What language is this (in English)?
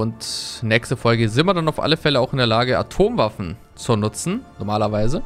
German